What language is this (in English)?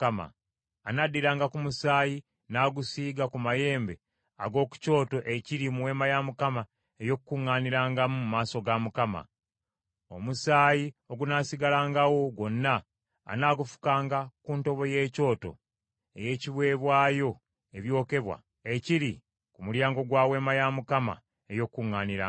Ganda